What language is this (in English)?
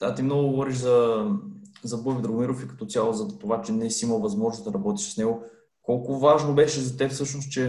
Bulgarian